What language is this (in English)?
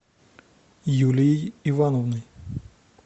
Russian